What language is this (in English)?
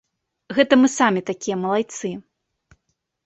Belarusian